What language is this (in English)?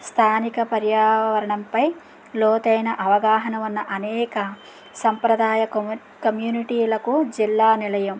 Telugu